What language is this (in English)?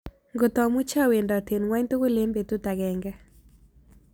Kalenjin